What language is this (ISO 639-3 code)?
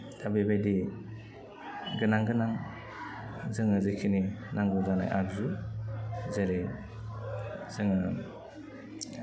brx